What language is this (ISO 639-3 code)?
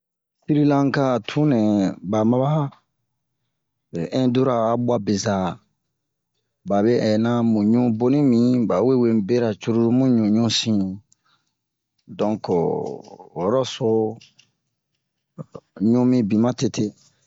bmq